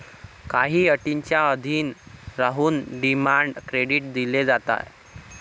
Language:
Marathi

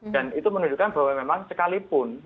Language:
Indonesian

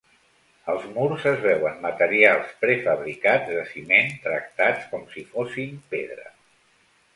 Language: Catalan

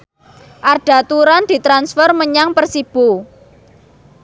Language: Javanese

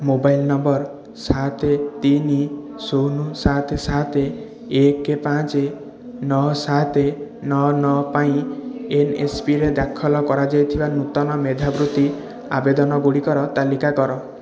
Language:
Odia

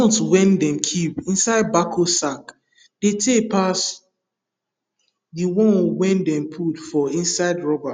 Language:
Nigerian Pidgin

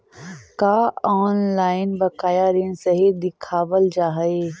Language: Magahi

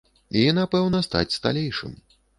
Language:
Belarusian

